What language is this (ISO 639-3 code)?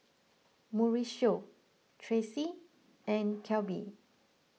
eng